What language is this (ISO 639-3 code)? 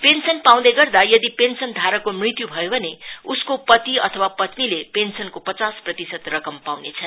nep